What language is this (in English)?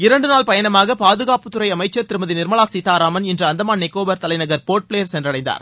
Tamil